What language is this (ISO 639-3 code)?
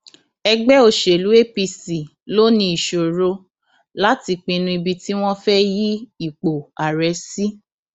yor